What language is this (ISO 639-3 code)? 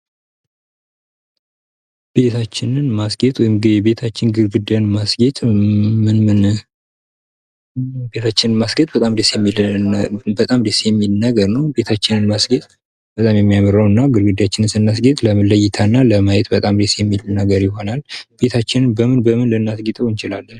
amh